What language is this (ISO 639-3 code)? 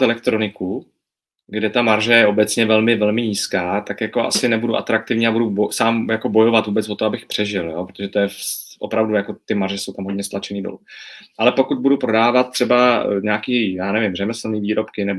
ces